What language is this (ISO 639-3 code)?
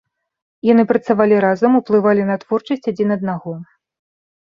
bel